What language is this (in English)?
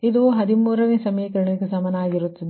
Kannada